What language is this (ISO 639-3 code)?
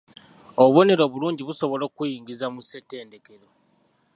lug